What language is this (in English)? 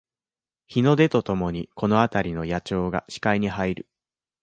Japanese